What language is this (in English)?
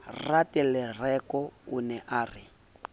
Southern Sotho